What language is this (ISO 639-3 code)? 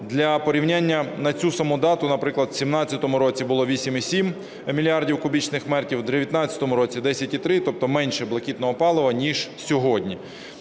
ukr